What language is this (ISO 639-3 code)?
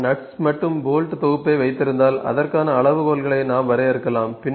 tam